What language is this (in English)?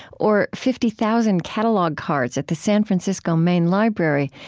English